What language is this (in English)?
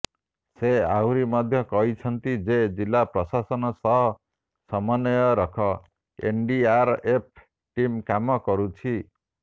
Odia